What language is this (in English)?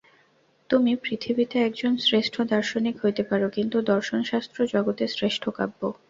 Bangla